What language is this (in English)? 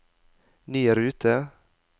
Norwegian